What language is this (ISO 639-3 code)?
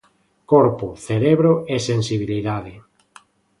glg